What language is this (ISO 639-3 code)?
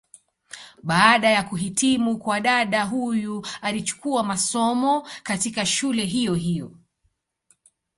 swa